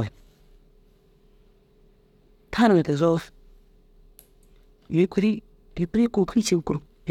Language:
Dazaga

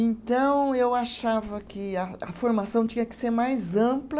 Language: Portuguese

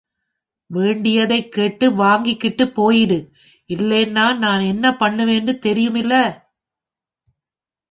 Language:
Tamil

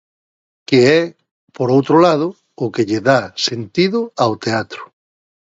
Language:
Galician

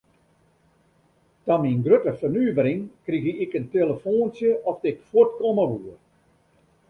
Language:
Western Frisian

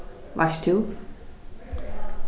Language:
Faroese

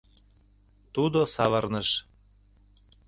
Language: Mari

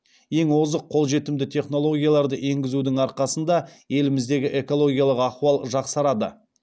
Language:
Kazakh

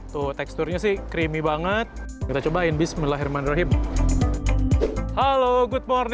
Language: Indonesian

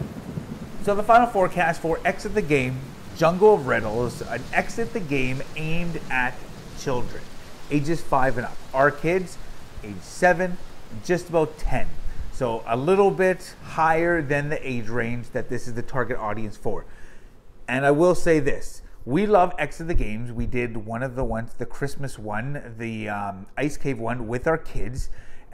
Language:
English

